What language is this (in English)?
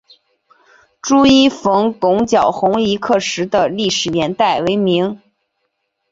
Chinese